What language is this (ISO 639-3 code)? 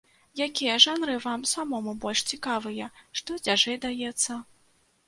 bel